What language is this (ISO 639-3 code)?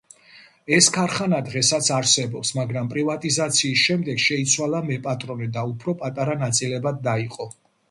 kat